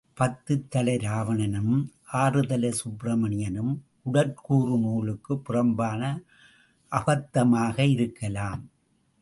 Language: Tamil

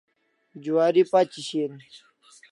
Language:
Kalasha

